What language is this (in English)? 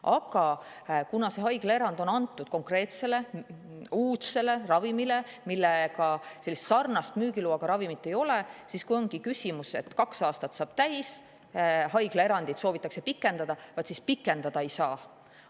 Estonian